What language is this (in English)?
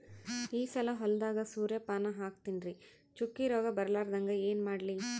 Kannada